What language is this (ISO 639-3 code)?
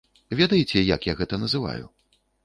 bel